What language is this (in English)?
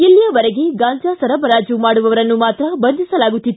Kannada